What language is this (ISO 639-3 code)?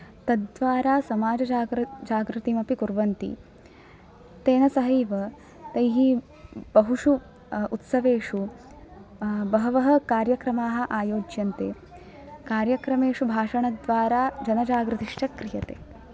san